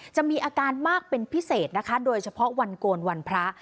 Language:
Thai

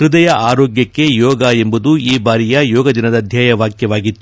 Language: Kannada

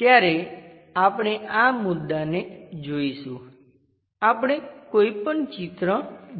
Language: Gujarati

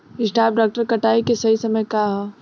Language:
Bhojpuri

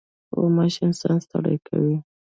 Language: Pashto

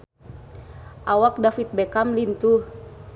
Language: Sundanese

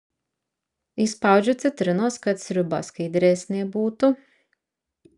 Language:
Lithuanian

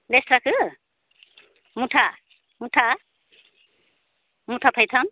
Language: Bodo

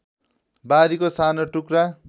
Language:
Nepali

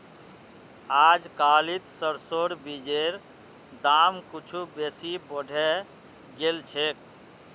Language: Magahi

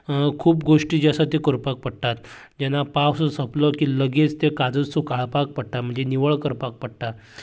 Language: Konkani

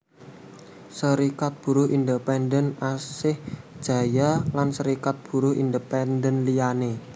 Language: Javanese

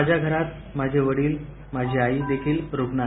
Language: Marathi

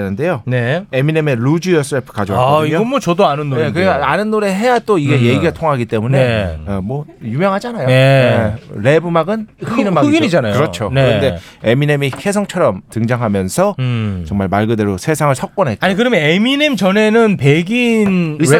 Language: Korean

